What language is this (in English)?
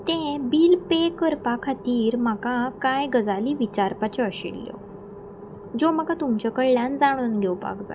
Konkani